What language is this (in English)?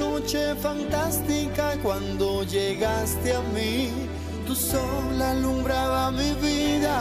Spanish